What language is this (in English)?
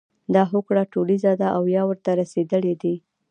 Pashto